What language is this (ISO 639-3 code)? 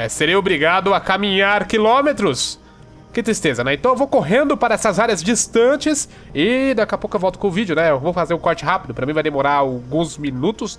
por